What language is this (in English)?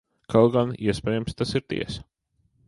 Latvian